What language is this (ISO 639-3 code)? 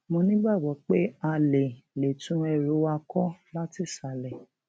yor